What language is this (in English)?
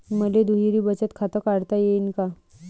Marathi